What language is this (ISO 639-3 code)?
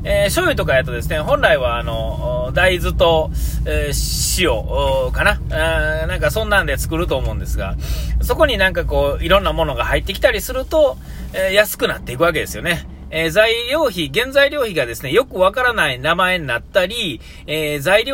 jpn